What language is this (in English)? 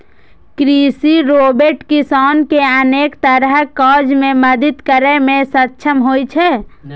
Maithili